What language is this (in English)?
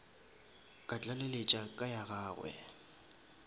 Northern Sotho